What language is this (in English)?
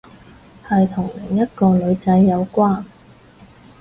Cantonese